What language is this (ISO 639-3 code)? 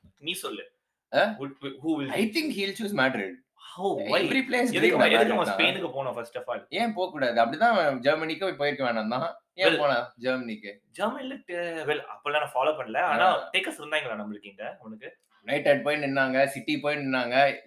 tam